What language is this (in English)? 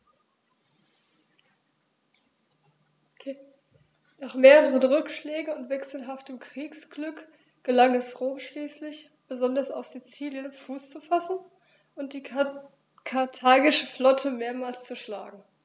German